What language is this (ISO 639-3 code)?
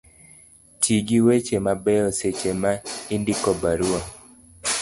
luo